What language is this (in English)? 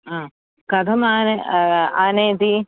Sanskrit